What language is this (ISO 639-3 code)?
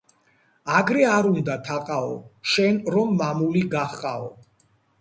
kat